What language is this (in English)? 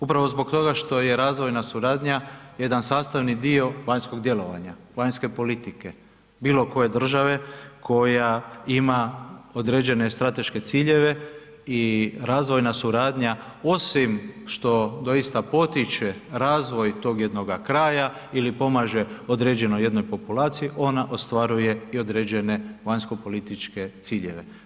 Croatian